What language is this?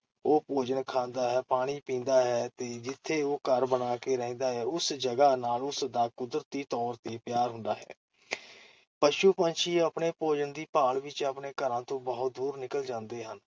Punjabi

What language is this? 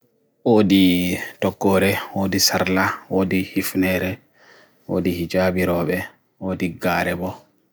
Bagirmi Fulfulde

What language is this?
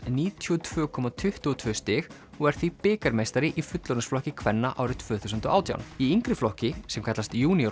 Icelandic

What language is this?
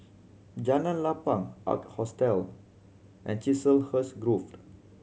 English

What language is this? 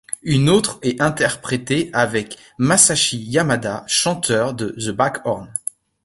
French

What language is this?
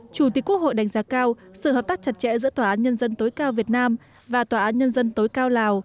Vietnamese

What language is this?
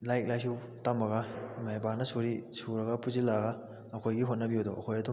Manipuri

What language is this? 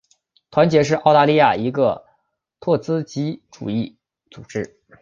Chinese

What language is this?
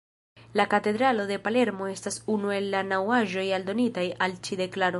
Esperanto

